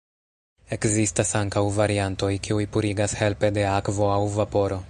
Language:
Esperanto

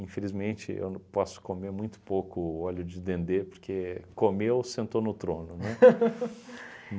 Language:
Portuguese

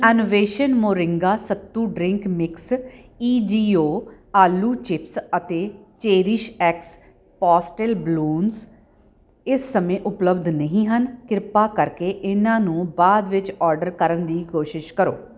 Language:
Punjabi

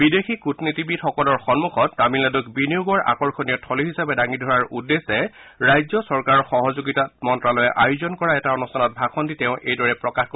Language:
Assamese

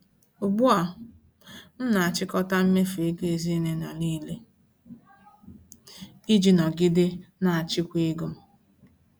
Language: Igbo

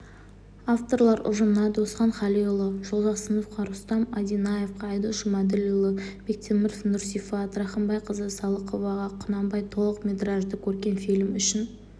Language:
Kazakh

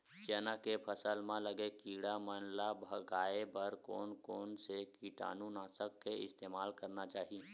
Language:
Chhattisgarhi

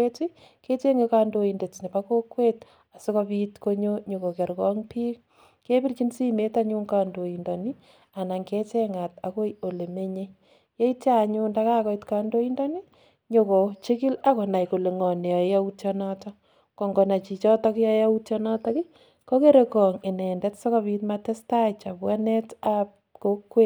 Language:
Kalenjin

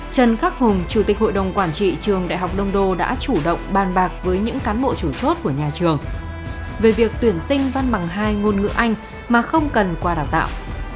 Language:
Vietnamese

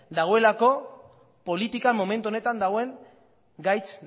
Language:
Basque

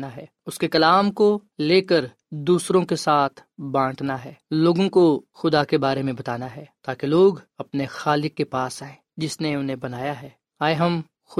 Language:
Urdu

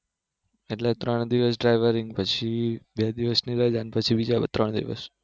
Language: Gujarati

